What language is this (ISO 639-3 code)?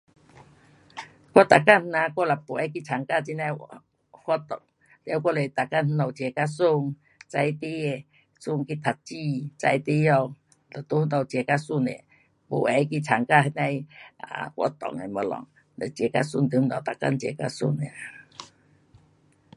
cpx